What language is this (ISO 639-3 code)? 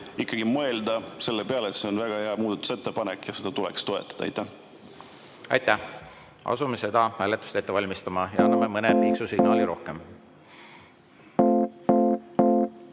est